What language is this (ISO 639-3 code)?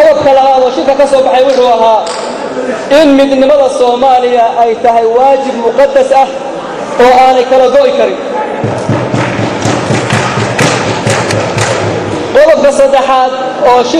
ara